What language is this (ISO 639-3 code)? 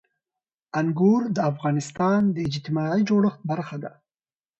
pus